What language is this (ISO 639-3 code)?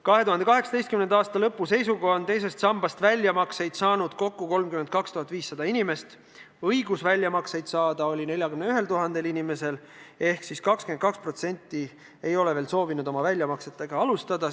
est